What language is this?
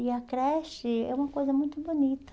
Portuguese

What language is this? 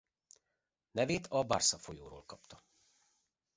Hungarian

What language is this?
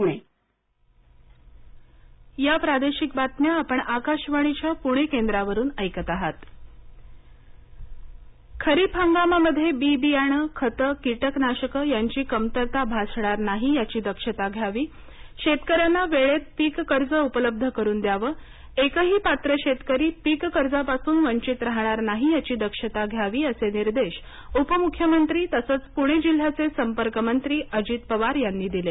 Marathi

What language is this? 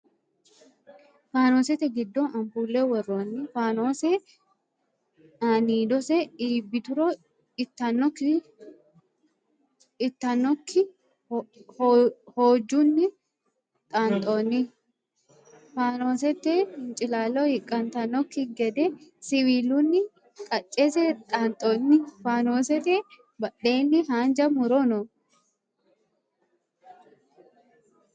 Sidamo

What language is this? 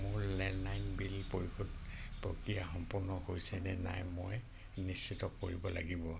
Assamese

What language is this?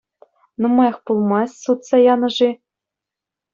Chuvash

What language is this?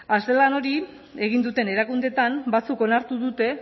Basque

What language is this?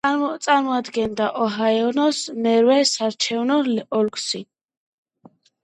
Georgian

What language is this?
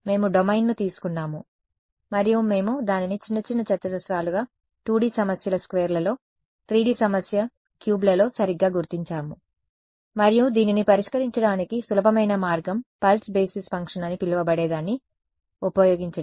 Telugu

